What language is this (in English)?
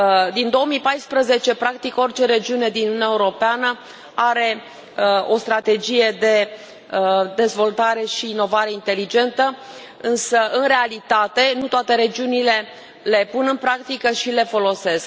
Romanian